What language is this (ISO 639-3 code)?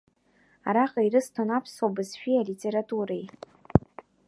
abk